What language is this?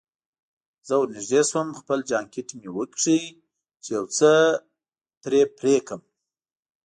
Pashto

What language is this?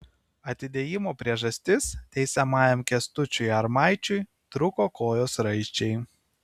Lithuanian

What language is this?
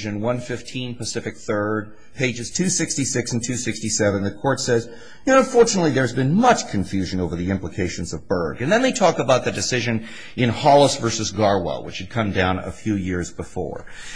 English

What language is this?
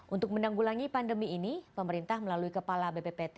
Indonesian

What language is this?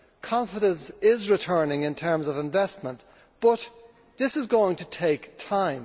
English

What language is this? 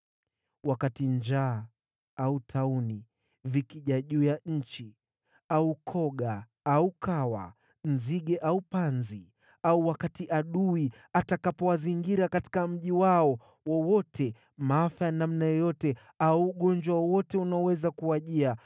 Swahili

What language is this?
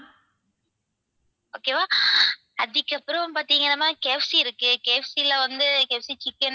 Tamil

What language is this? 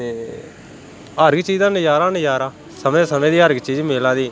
Dogri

